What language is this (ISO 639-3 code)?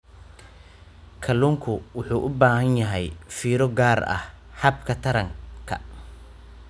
som